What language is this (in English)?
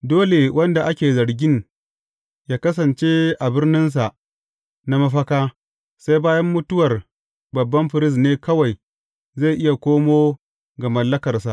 Hausa